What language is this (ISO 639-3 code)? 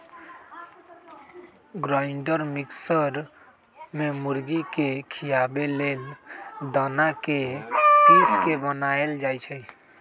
mag